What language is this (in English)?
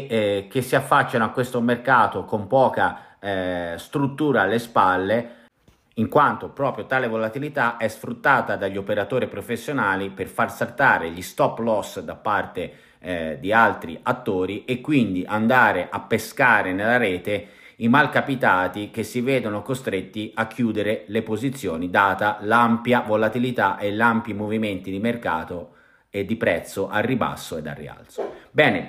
Italian